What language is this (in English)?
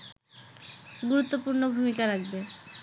Bangla